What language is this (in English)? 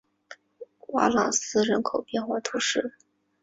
Chinese